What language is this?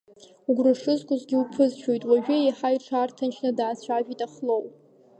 Abkhazian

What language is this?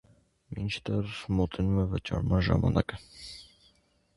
Armenian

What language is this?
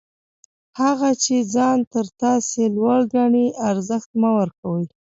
Pashto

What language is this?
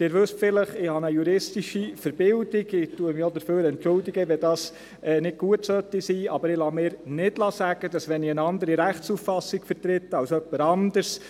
Swiss German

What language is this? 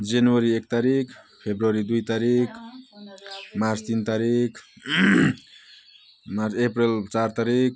Nepali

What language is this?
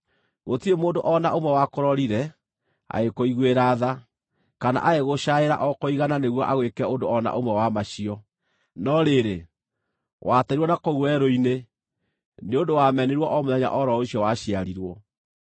Kikuyu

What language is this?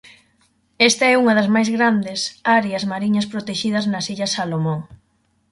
Galician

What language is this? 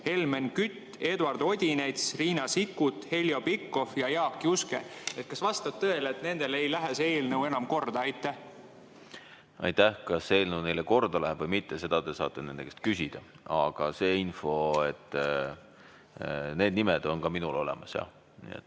Estonian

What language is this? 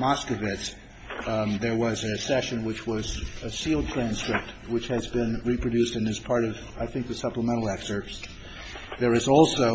English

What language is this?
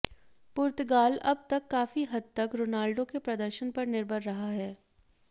Hindi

